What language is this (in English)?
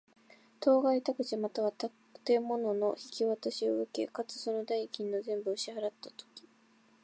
Japanese